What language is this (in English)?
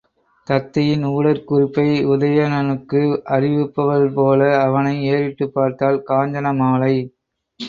Tamil